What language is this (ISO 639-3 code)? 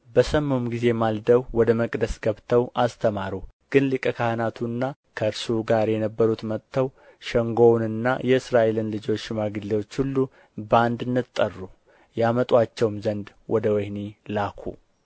amh